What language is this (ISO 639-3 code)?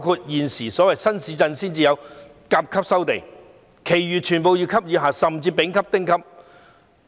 yue